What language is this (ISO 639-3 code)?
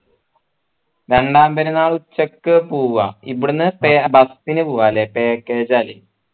mal